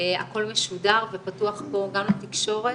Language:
Hebrew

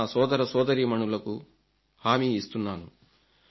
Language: Telugu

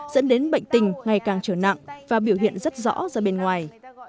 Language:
Vietnamese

